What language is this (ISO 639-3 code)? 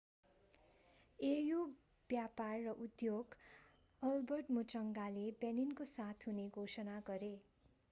nep